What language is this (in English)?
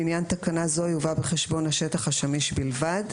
Hebrew